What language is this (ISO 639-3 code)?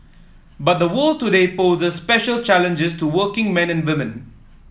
eng